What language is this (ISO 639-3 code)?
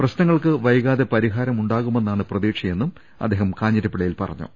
mal